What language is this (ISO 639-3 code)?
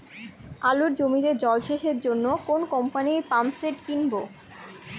ben